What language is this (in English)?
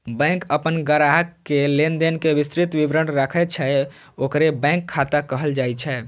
Maithili